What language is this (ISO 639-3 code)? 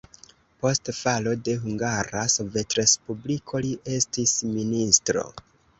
epo